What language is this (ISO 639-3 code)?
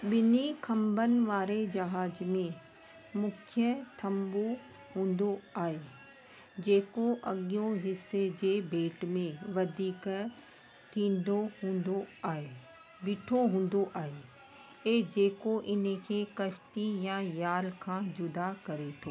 snd